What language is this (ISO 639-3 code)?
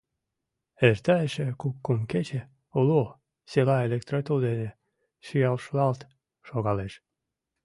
chm